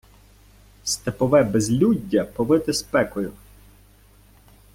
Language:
Ukrainian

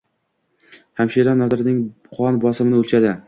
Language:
Uzbek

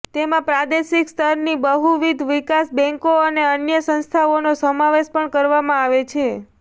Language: Gujarati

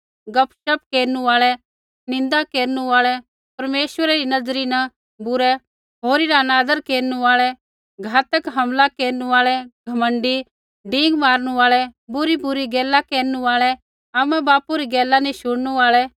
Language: Kullu Pahari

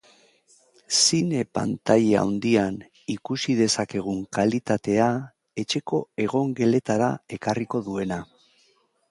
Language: Basque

